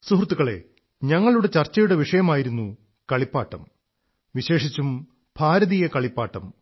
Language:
Malayalam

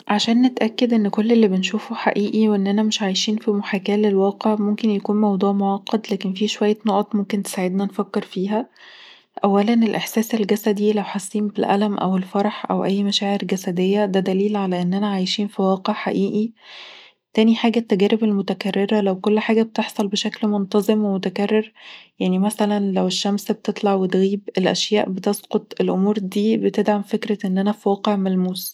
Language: Egyptian Arabic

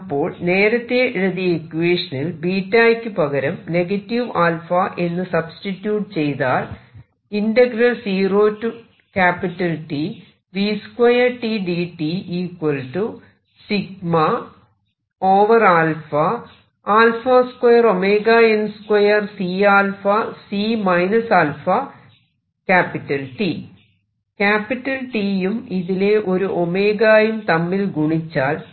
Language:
Malayalam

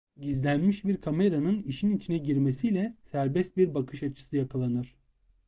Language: Turkish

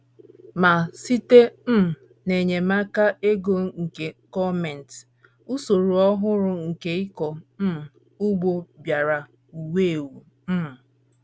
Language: Igbo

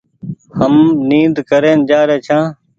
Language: Goaria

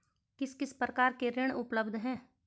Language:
Hindi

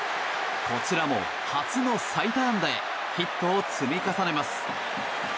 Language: Japanese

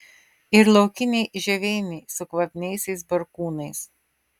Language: Lithuanian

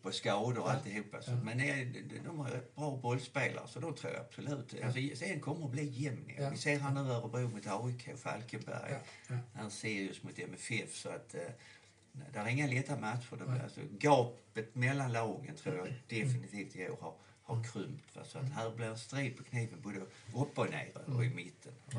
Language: Swedish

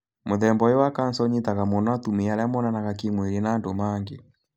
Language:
Kikuyu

